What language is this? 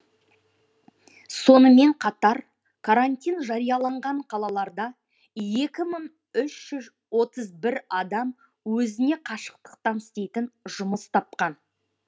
Kazakh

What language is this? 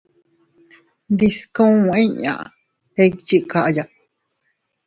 Teutila Cuicatec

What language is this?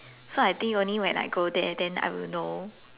English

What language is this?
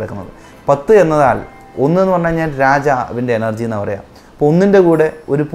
Malayalam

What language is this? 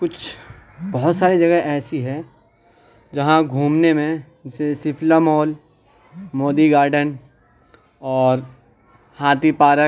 Urdu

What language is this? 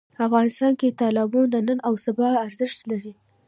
Pashto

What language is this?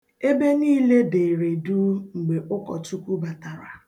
Igbo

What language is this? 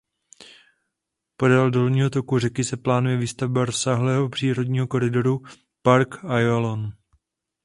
Czech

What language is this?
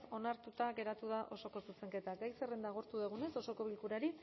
Basque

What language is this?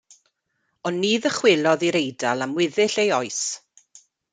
Welsh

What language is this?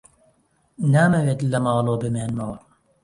Central Kurdish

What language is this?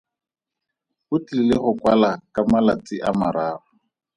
Tswana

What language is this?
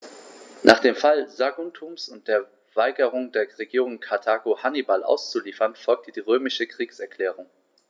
German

